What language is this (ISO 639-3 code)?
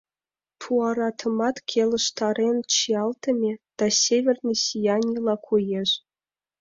chm